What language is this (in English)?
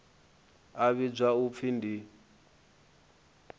Venda